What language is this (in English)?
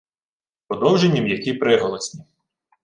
Ukrainian